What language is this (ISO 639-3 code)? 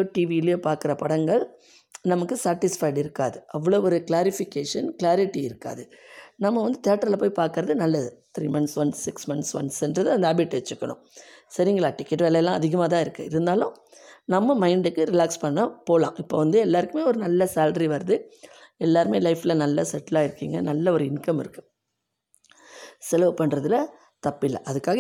tam